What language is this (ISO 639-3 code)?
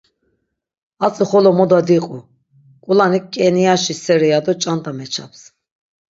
lzz